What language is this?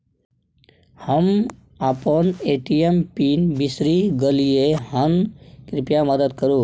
Maithili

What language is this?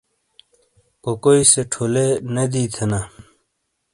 Shina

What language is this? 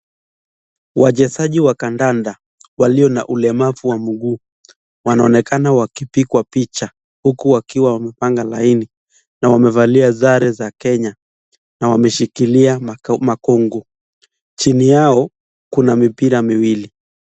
Swahili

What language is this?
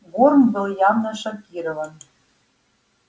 Russian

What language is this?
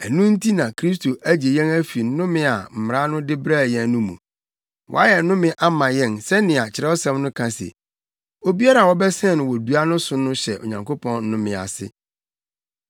Akan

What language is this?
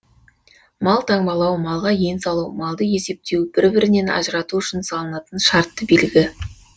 Kazakh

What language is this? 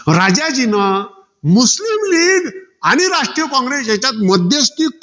Marathi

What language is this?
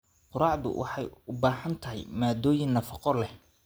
Somali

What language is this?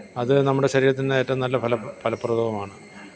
Malayalam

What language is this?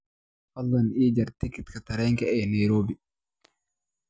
Somali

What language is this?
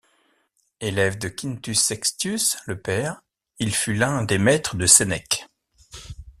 French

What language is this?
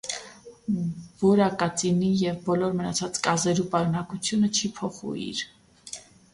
Armenian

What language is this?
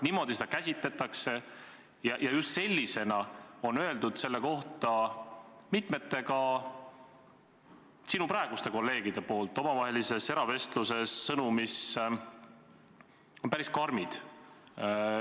Estonian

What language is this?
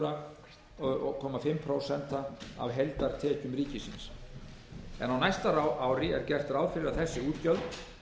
Icelandic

